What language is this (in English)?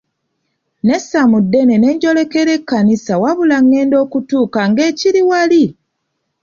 Ganda